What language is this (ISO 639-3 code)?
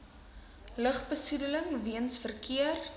afr